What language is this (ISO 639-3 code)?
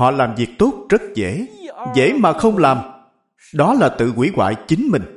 vie